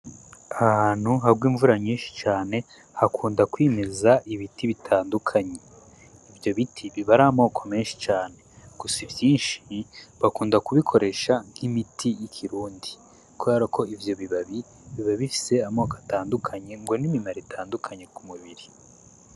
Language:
Rundi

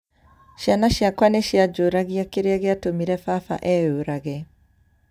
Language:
Kikuyu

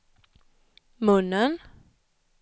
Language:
Swedish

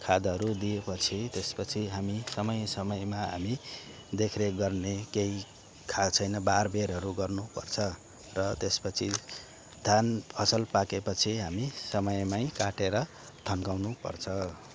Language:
Nepali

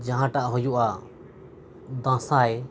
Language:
Santali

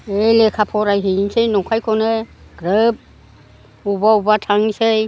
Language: Bodo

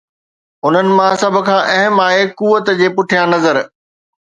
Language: Sindhi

